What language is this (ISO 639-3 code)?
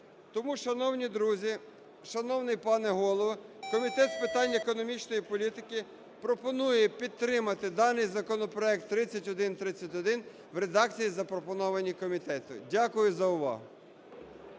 ukr